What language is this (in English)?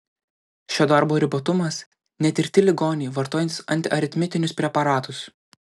Lithuanian